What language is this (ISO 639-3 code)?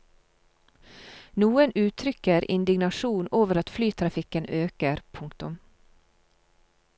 nor